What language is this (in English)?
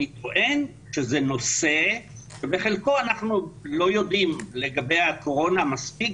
Hebrew